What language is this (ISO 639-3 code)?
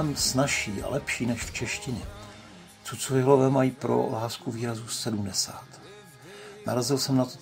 ces